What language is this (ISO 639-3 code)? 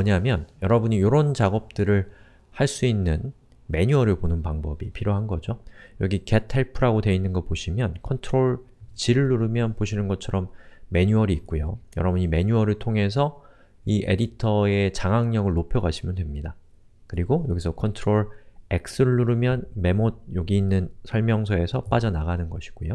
kor